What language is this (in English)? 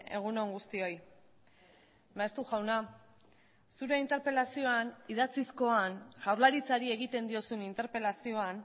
Basque